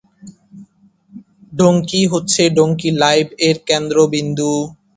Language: Bangla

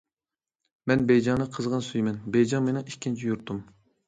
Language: Uyghur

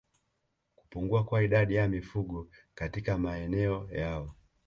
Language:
Swahili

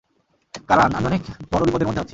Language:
Bangla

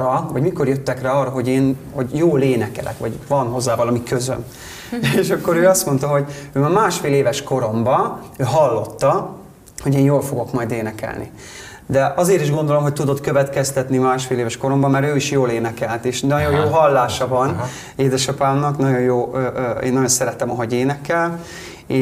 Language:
Hungarian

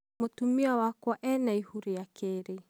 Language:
Kikuyu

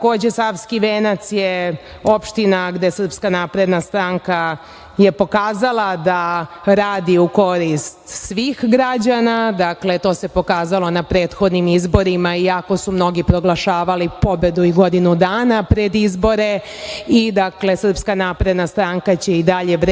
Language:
Serbian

